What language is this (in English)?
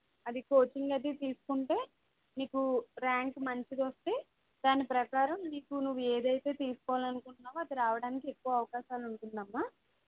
Telugu